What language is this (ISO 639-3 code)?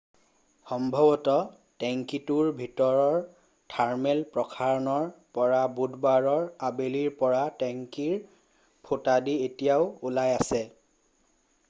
asm